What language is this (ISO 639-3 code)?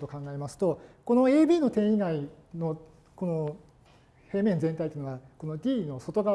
jpn